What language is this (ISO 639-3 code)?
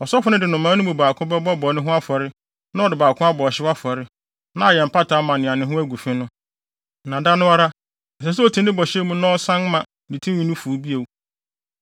aka